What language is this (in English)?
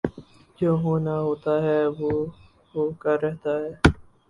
Urdu